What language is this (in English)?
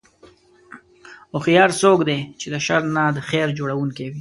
Pashto